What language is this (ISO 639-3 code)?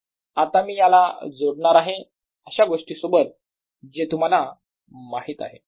mar